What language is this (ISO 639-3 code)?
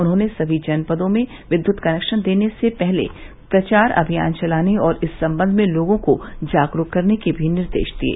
hin